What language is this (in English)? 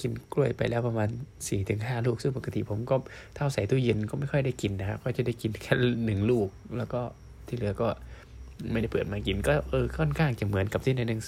Thai